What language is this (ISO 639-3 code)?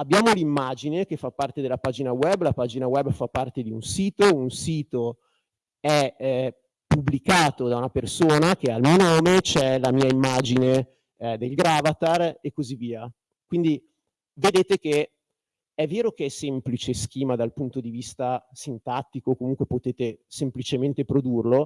ita